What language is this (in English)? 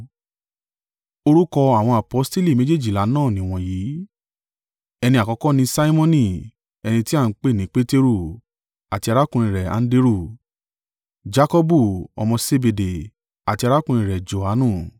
Yoruba